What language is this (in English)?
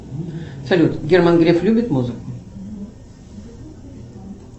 Russian